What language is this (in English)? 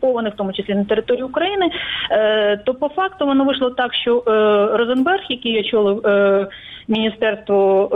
Ukrainian